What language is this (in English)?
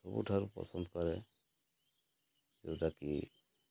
Odia